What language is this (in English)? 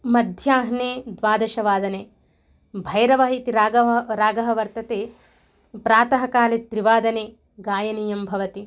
Sanskrit